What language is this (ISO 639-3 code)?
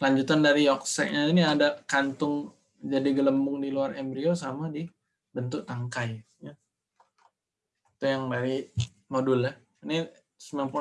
ind